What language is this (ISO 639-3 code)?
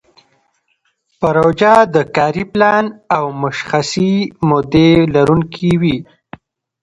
pus